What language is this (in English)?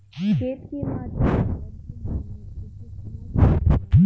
Bhojpuri